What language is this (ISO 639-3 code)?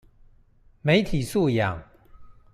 zho